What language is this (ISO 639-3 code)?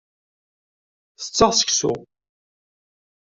kab